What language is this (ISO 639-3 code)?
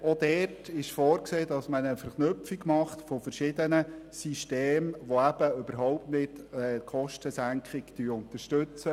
gsw